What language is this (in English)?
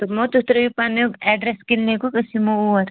Kashmiri